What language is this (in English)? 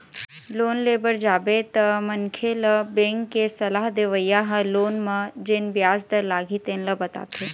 Chhattisgarhi